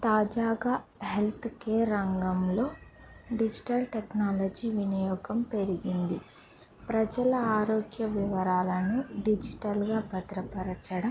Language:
Telugu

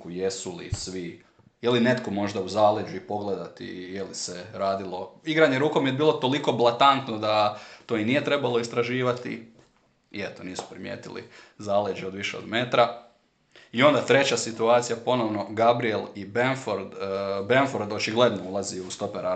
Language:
Croatian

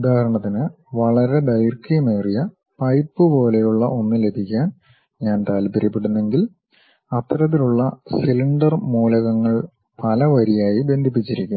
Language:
Malayalam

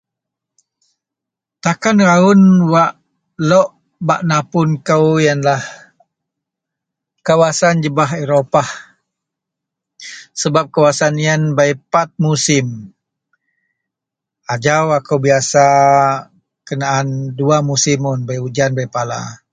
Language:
Central Melanau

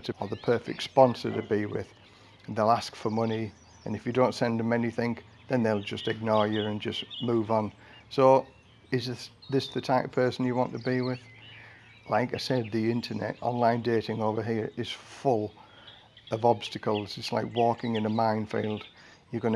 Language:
English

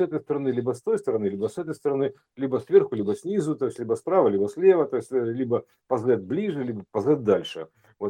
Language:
Russian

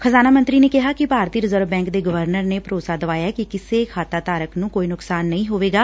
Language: Punjabi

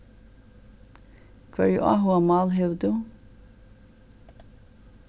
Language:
Faroese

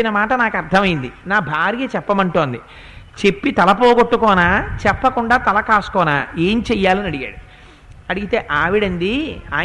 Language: Telugu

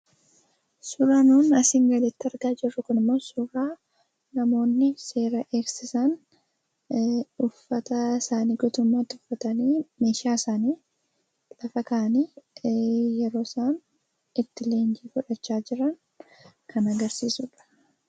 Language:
Oromo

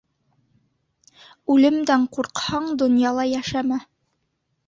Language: Bashkir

